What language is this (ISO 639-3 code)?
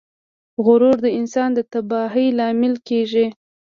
pus